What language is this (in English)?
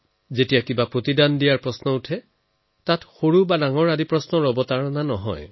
Assamese